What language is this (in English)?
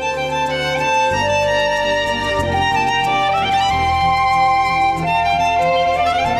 Persian